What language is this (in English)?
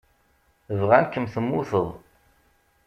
Kabyle